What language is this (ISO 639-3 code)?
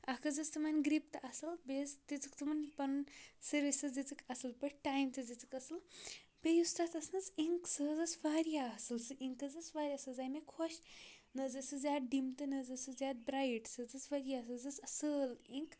kas